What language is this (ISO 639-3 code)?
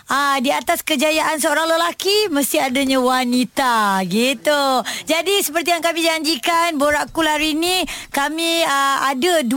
msa